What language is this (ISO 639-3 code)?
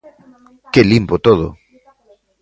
glg